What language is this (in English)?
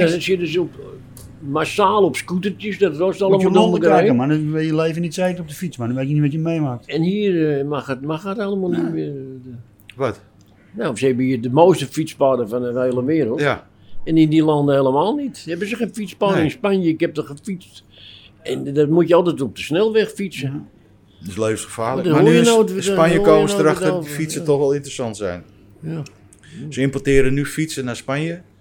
Dutch